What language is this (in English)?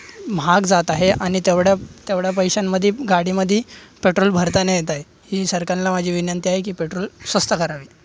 Marathi